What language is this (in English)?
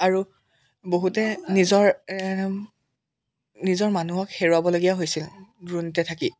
Assamese